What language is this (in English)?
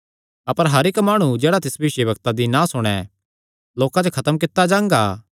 Kangri